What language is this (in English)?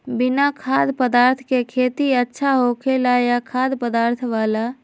Magahi